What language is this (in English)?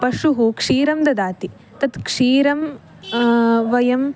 Sanskrit